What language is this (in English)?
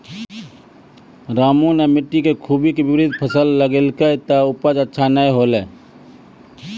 Maithili